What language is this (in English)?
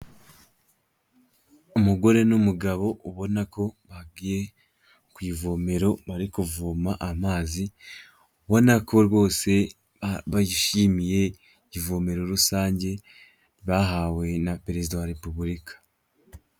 Kinyarwanda